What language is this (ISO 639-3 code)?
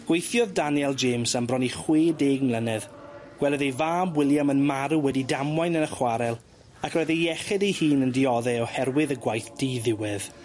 cym